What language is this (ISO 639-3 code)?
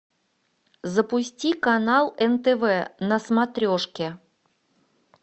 rus